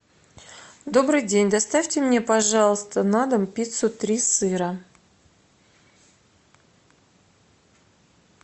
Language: Russian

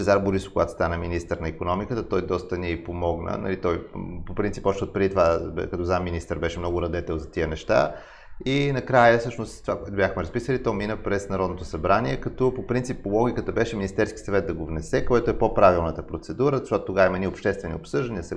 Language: Bulgarian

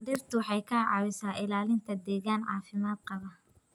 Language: Somali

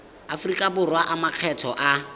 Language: Tswana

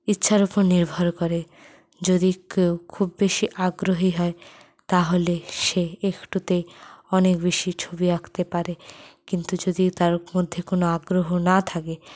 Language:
Bangla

